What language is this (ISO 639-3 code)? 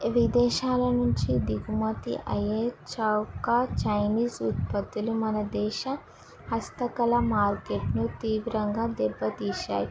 tel